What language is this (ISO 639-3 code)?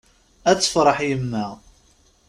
kab